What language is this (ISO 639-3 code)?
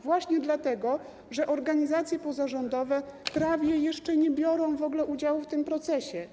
pol